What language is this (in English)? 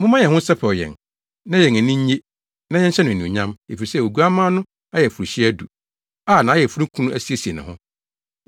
Akan